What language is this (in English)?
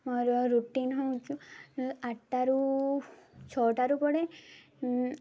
Odia